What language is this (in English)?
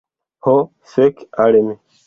Esperanto